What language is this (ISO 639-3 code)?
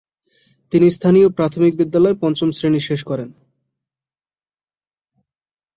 ben